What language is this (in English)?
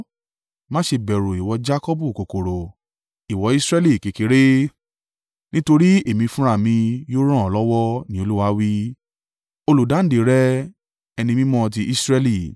Yoruba